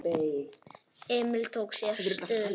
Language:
Icelandic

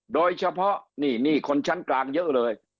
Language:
Thai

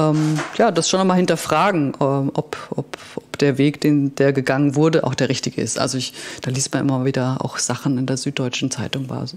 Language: German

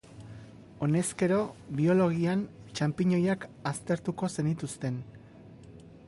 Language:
Basque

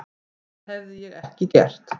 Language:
Icelandic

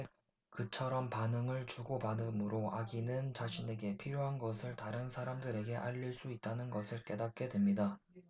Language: Korean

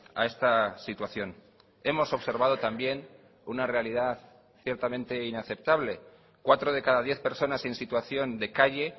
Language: Spanish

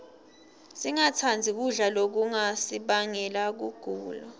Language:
Swati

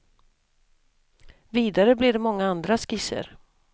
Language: Swedish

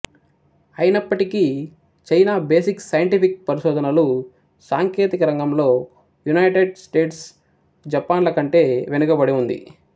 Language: Telugu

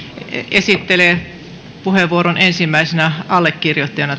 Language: Finnish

